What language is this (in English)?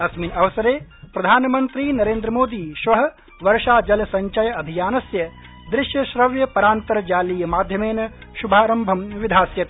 Sanskrit